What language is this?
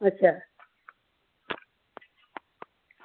Dogri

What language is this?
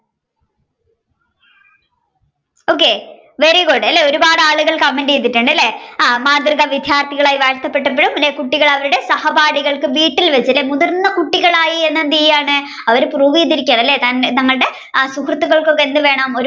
Malayalam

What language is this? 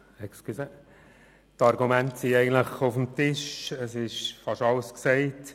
Swiss German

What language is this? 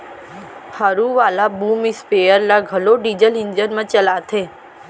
Chhattisgarhi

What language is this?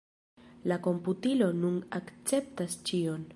Esperanto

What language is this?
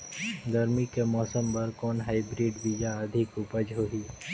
Chhattisgarhi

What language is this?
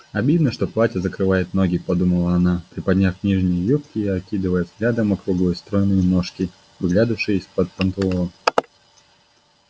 Russian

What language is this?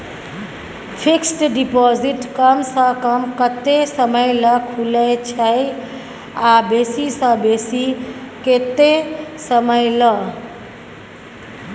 Maithili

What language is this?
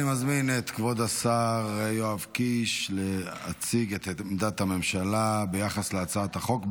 Hebrew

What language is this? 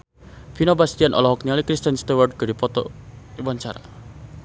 Sundanese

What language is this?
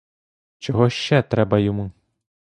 Ukrainian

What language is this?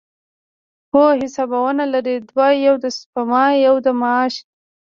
Pashto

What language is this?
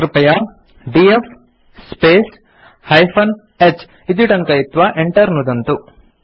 Sanskrit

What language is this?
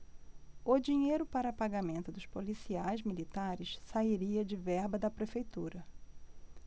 Portuguese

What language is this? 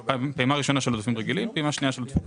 Hebrew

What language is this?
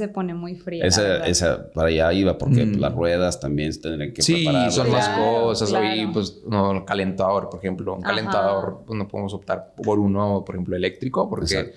Spanish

